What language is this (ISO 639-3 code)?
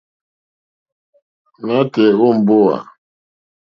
bri